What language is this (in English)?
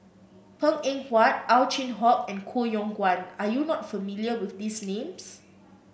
English